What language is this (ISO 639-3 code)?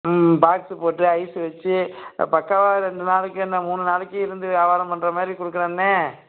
tam